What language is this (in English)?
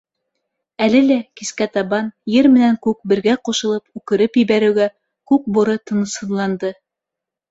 Bashkir